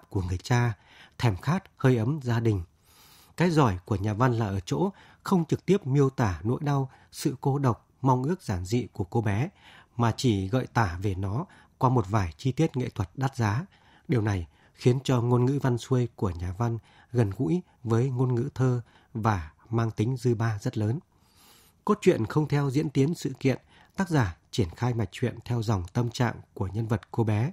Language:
Vietnamese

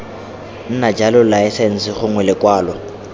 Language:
Tswana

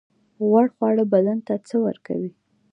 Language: Pashto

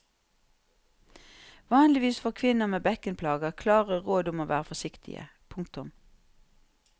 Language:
Norwegian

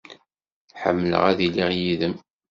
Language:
Kabyle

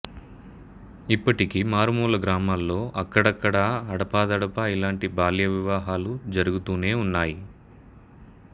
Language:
Telugu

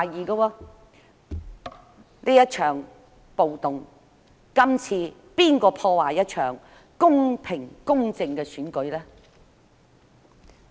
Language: Cantonese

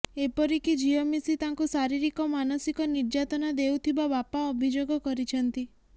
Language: Odia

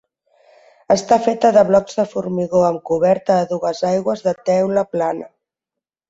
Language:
Catalan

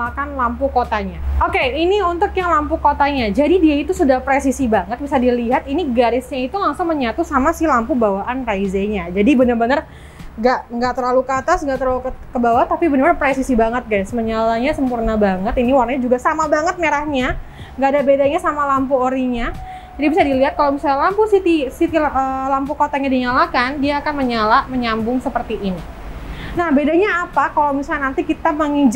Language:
Indonesian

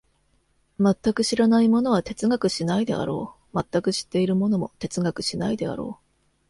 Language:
Japanese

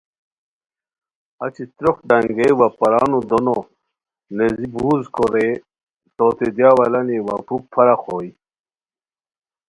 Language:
Khowar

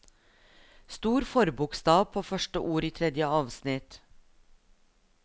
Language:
Norwegian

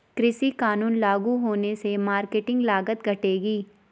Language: Hindi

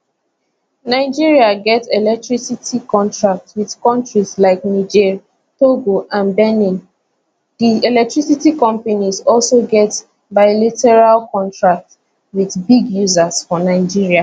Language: Nigerian Pidgin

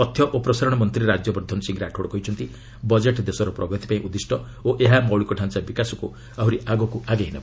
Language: Odia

